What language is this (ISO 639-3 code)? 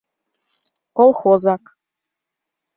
chm